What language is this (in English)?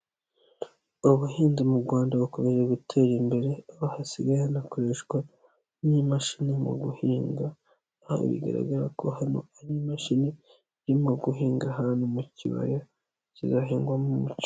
Kinyarwanda